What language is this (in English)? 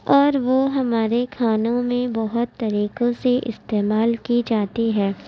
Urdu